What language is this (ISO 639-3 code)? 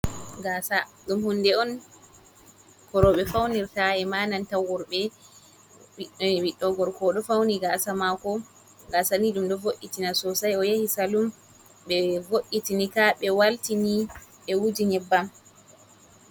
ful